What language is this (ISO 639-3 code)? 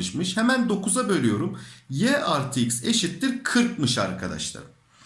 tur